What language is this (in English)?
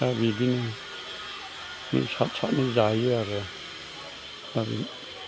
Bodo